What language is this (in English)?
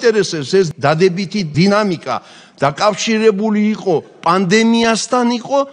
Romanian